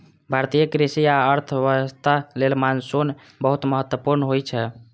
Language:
Maithili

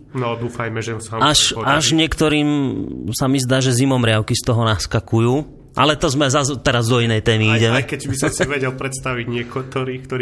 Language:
Slovak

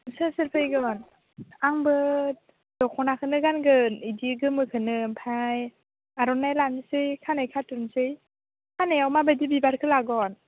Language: Bodo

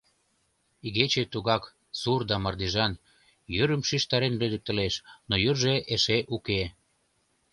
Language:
Mari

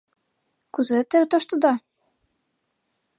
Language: Mari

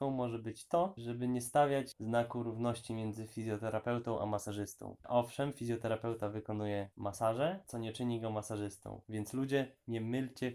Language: Polish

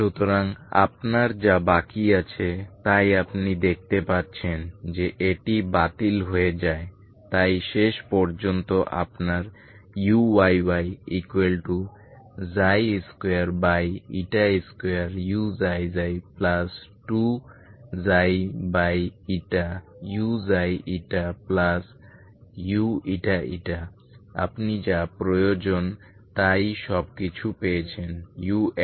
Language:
Bangla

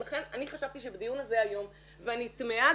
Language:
Hebrew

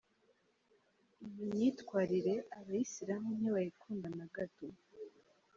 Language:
Kinyarwanda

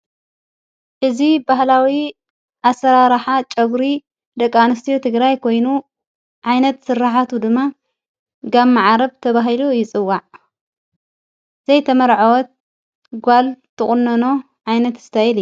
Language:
Tigrinya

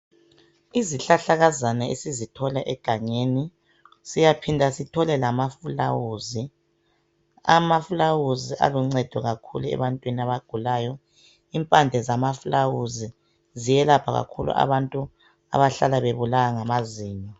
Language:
North Ndebele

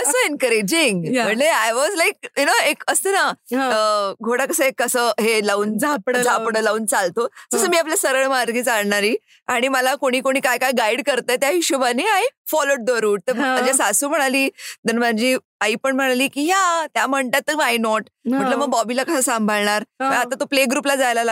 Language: Marathi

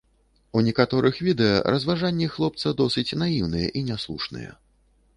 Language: Belarusian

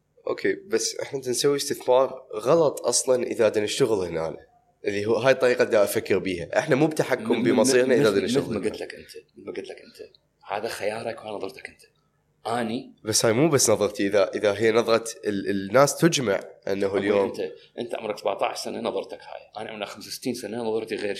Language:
Arabic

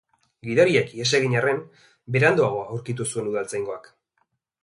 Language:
Basque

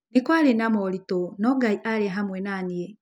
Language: Kikuyu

